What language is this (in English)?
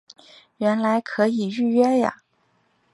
Chinese